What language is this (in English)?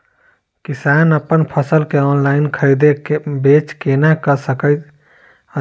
Maithili